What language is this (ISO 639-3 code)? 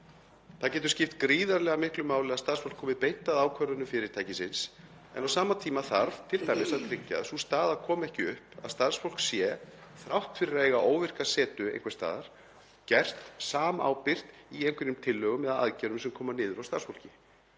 isl